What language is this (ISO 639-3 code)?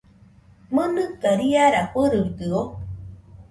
hux